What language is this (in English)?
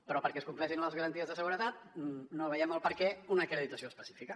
Catalan